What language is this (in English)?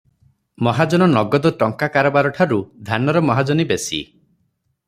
Odia